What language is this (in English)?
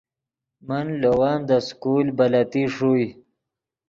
Yidgha